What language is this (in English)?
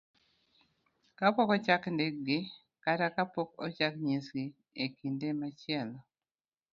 Luo (Kenya and Tanzania)